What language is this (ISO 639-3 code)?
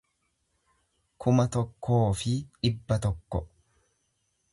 orm